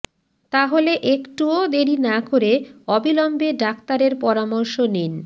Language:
Bangla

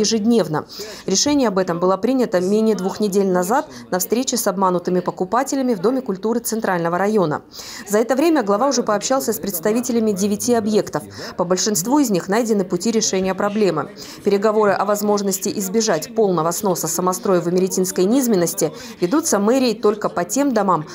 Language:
Russian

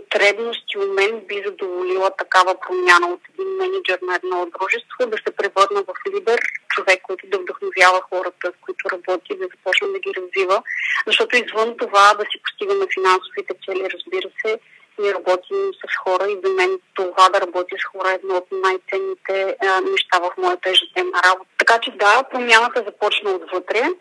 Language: Bulgarian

